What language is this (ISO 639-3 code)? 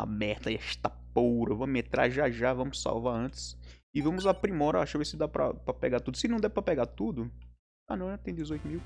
por